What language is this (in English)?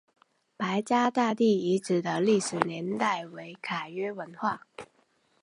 Chinese